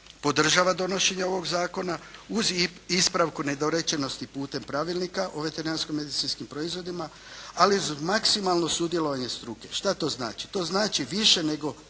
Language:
Croatian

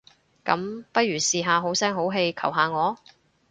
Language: Cantonese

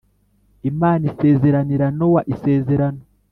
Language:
Kinyarwanda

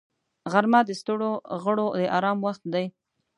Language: Pashto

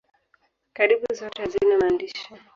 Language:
Swahili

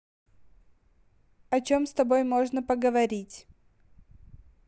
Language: Russian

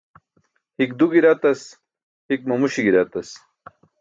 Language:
Burushaski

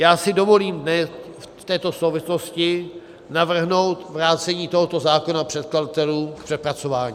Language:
Czech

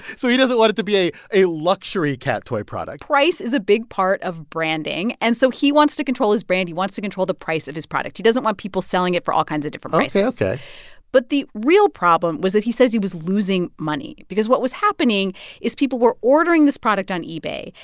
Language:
English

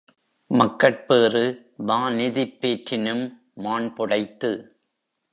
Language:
Tamil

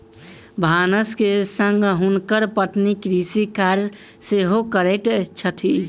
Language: Maithili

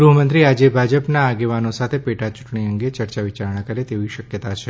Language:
Gujarati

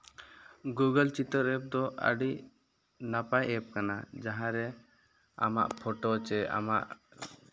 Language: Santali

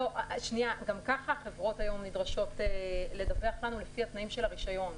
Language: Hebrew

